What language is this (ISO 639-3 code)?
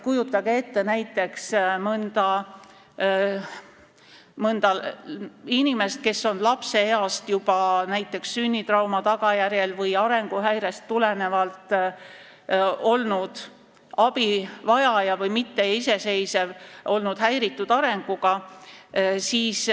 est